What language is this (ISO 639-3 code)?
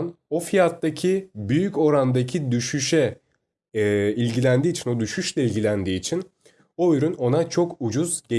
tur